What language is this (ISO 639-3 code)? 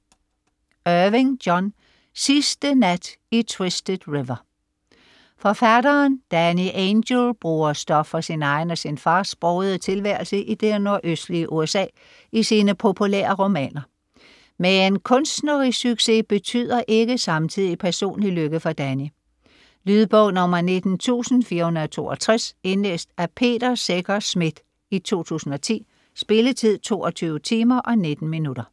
dan